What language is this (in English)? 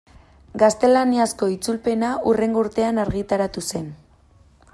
Basque